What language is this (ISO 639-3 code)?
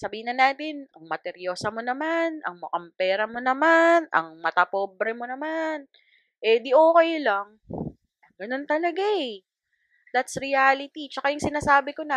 fil